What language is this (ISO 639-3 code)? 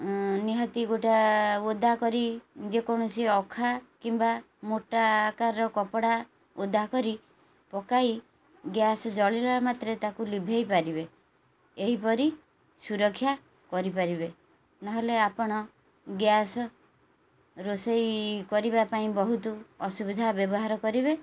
ori